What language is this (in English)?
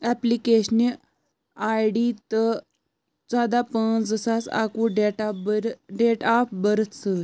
Kashmiri